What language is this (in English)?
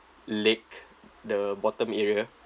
English